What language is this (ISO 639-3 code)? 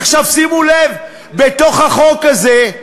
heb